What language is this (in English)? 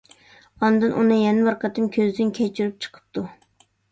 Uyghur